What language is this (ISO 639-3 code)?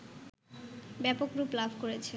ben